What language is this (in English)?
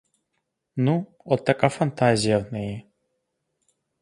Ukrainian